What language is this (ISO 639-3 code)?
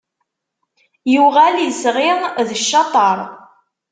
kab